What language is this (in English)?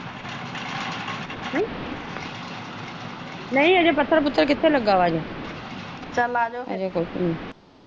Punjabi